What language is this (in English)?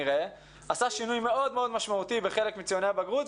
Hebrew